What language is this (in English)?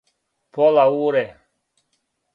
Serbian